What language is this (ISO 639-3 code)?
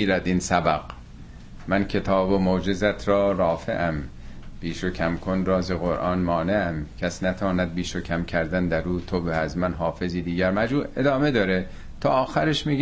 fas